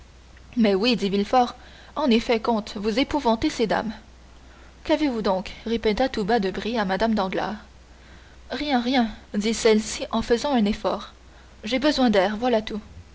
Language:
French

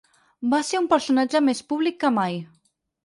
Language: Catalan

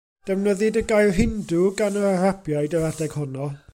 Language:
Welsh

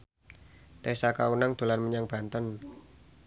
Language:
Javanese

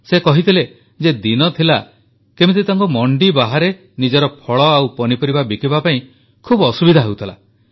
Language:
Odia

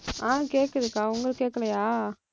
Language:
Tamil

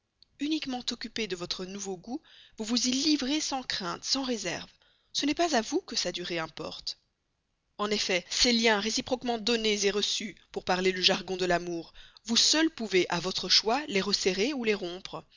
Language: French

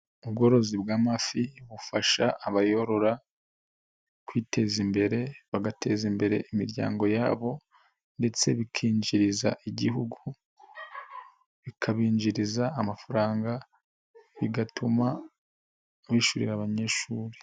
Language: Kinyarwanda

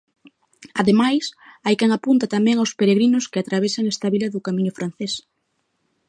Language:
Galician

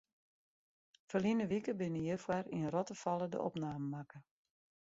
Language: Western Frisian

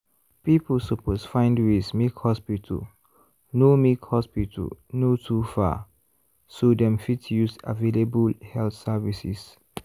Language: Nigerian Pidgin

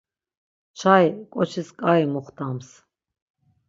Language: Laz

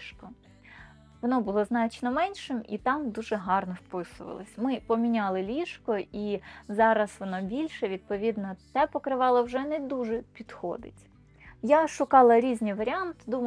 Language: Ukrainian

